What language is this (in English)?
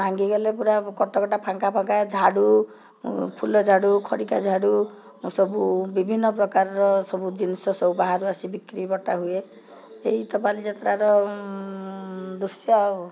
Odia